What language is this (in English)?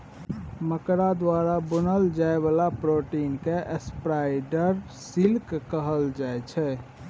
Maithili